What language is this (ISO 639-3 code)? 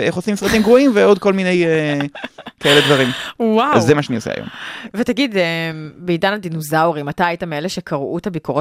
heb